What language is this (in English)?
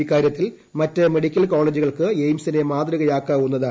Malayalam